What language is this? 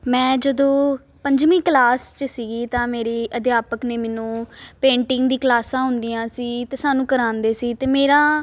Punjabi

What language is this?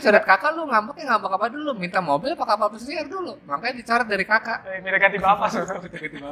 Indonesian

